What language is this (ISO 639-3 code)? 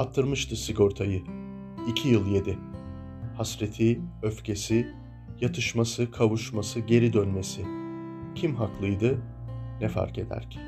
tur